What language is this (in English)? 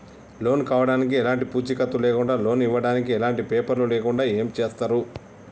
Telugu